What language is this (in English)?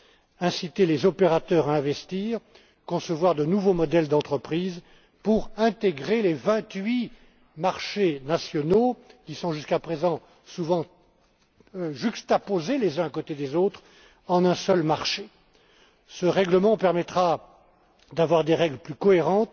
French